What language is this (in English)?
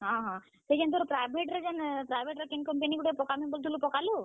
Odia